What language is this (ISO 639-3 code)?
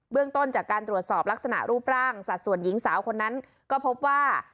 tha